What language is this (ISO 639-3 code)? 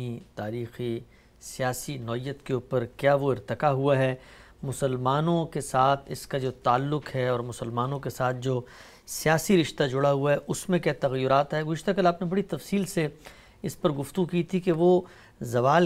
urd